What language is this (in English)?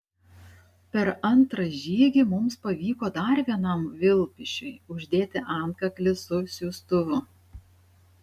Lithuanian